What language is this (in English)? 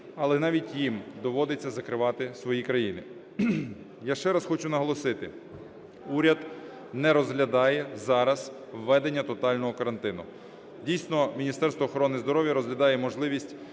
Ukrainian